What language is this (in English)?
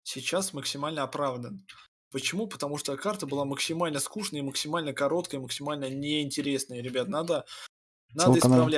Russian